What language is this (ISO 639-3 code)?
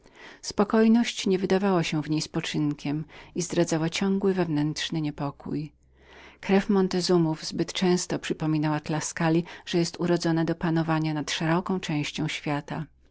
pol